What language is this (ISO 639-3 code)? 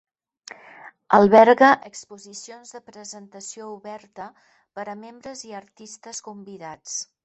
cat